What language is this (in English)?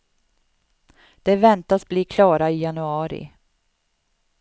Swedish